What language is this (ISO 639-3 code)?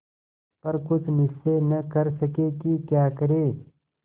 hin